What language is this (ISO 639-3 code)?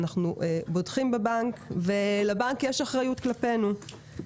heb